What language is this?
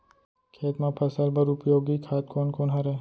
Chhattisgarhi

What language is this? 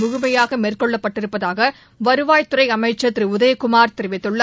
Tamil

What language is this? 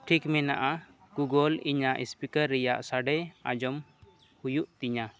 Santali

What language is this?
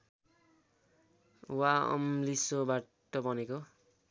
Nepali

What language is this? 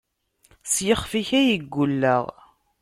Kabyle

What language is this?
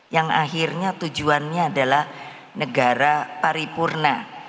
Indonesian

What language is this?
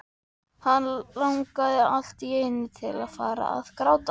Icelandic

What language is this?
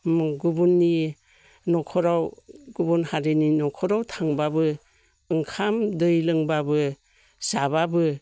Bodo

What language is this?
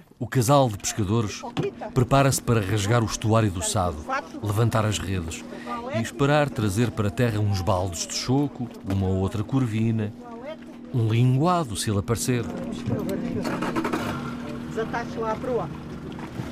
Portuguese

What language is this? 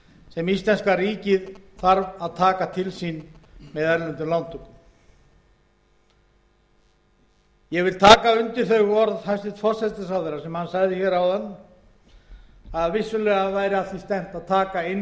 Icelandic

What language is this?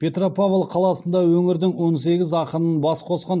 Kazakh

